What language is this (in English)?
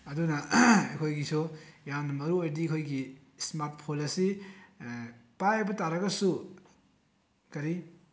Manipuri